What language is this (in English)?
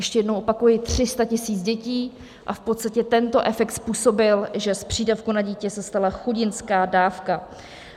Czech